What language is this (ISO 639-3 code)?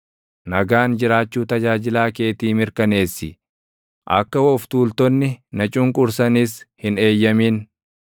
orm